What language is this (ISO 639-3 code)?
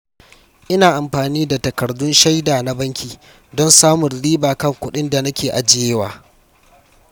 hau